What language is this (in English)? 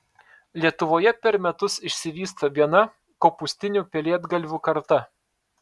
Lithuanian